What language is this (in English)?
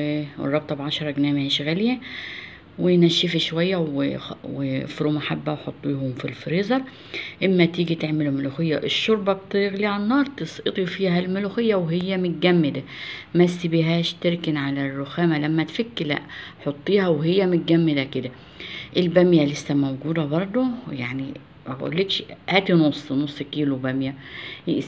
Arabic